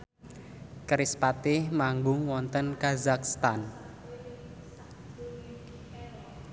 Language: Javanese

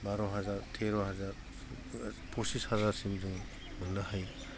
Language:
Bodo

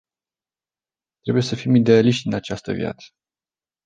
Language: Romanian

